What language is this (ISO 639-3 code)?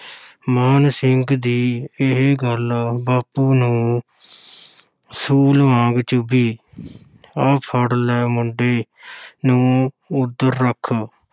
pan